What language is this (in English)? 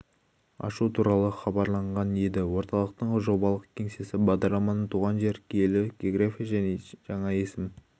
Kazakh